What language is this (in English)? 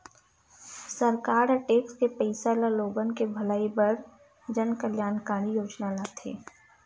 Chhattisgarhi